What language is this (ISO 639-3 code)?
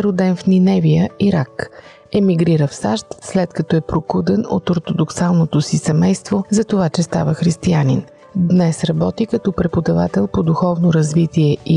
bul